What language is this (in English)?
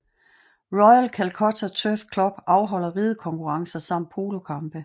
Danish